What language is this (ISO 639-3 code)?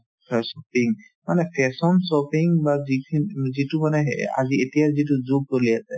asm